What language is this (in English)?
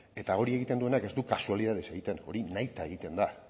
Basque